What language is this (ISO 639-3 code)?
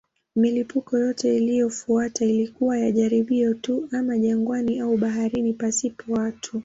swa